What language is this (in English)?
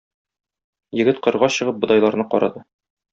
Tatar